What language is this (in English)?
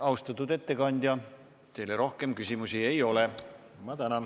Estonian